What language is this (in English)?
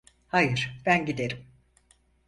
Turkish